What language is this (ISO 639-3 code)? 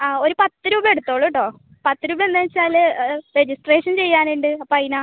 mal